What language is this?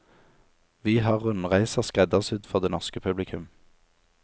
Norwegian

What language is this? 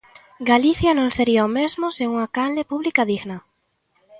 Galician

